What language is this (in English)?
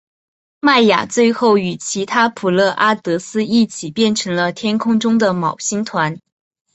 Chinese